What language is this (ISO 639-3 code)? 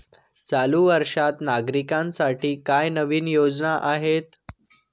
mar